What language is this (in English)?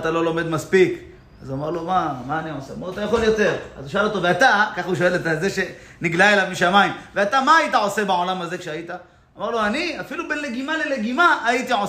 Hebrew